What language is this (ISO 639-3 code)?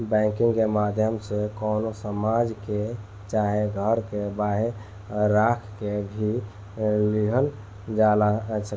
bho